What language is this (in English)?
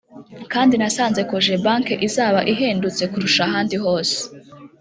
Kinyarwanda